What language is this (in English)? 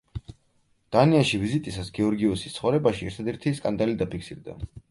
Georgian